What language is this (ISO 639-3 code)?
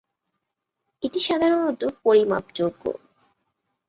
ben